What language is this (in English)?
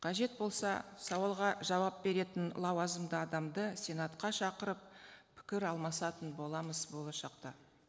Kazakh